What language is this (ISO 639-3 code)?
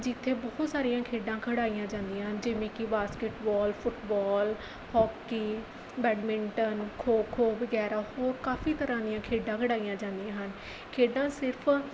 pan